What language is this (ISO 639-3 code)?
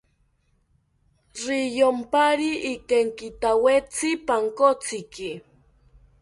cpy